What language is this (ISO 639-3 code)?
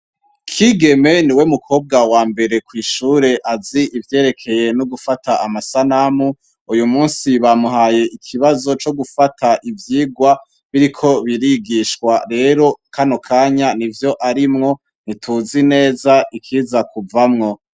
run